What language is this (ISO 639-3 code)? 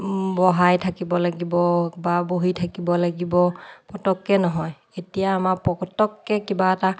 asm